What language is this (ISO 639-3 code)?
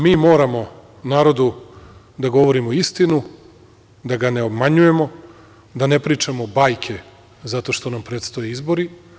srp